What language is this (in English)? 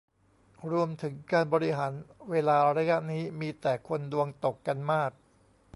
Thai